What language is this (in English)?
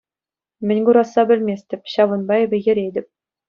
Chuvash